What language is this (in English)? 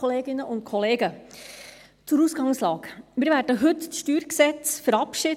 Swiss German